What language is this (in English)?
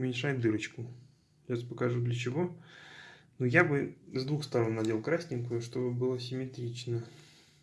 Russian